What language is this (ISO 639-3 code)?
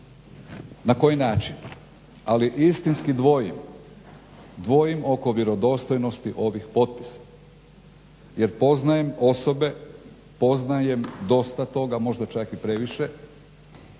hrv